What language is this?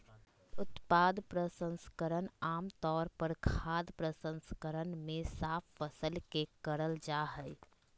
Magahi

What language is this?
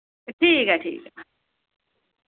Dogri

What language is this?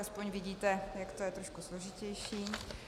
Czech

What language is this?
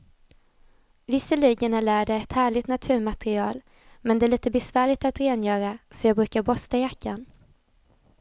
Swedish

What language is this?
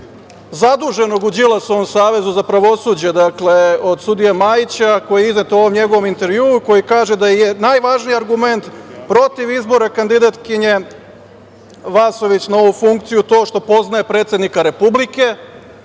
Serbian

